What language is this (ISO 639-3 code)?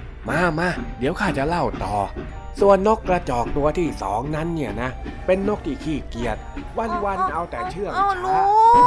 tha